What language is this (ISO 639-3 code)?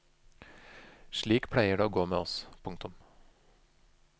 nor